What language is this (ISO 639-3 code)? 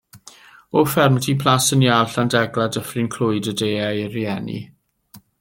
cym